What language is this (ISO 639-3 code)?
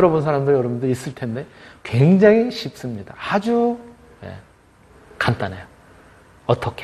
kor